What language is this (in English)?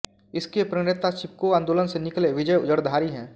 Hindi